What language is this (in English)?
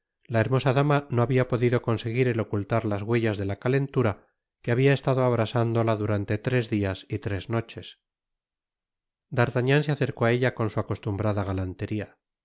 Spanish